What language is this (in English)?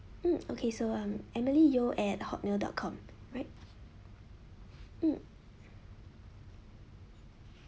English